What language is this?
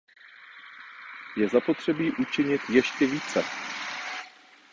Czech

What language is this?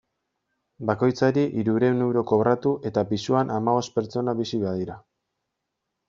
Basque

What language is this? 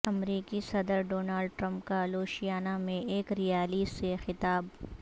Urdu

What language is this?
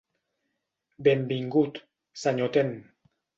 Catalan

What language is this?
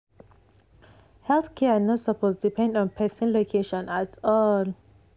Nigerian Pidgin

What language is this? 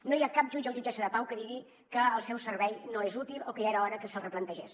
Catalan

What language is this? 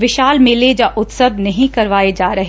Punjabi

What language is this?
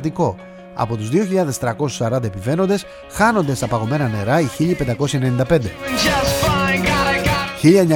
Greek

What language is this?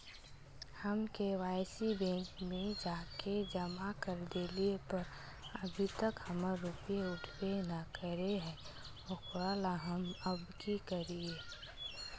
Magahi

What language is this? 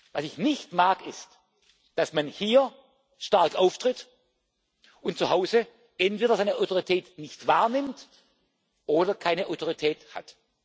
German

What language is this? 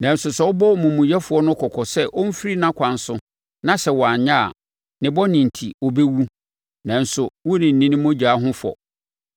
Akan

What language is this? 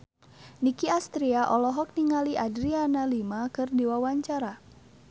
Sundanese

